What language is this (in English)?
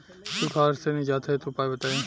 Bhojpuri